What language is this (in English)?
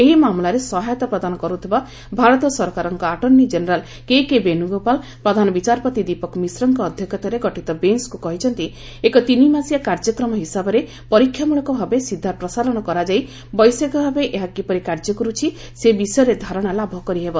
Odia